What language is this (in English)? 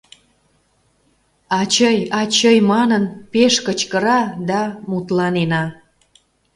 Mari